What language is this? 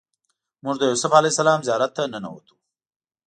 Pashto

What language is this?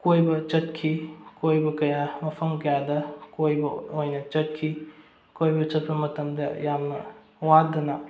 Manipuri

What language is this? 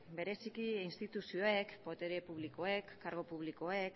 Basque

